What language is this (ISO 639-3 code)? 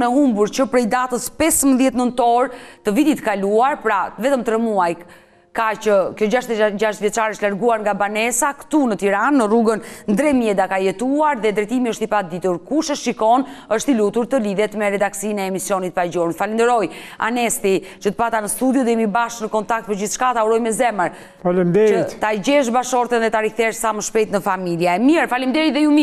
ron